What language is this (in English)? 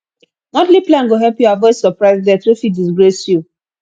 Nigerian Pidgin